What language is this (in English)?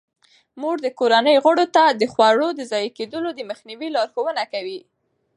Pashto